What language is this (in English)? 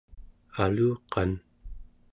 Central Yupik